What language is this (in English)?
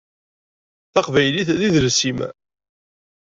Kabyle